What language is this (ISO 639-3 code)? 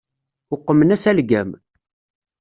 kab